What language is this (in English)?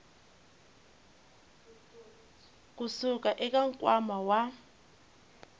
Tsonga